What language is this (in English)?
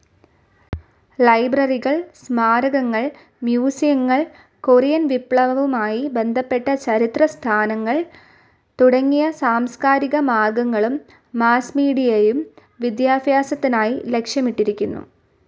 Malayalam